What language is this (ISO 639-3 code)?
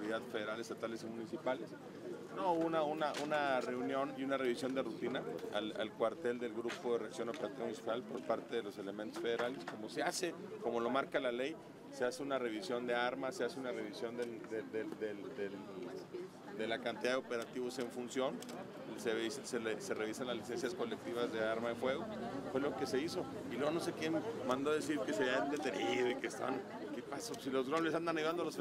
spa